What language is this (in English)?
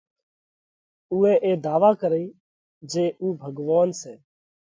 Parkari Koli